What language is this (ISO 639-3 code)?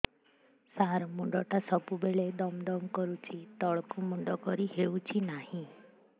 ori